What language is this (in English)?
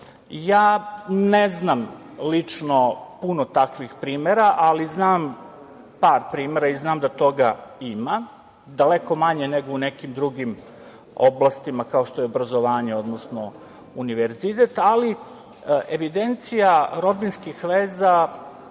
Serbian